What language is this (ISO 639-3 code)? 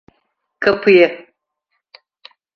tur